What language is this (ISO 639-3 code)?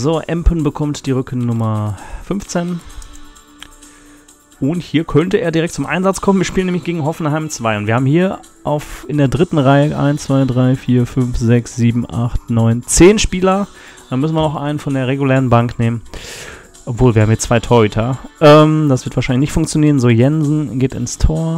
deu